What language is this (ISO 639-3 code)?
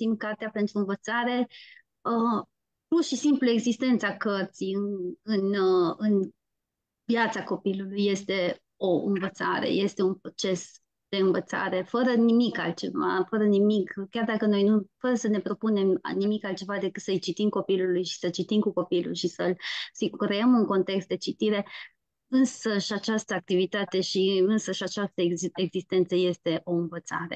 ron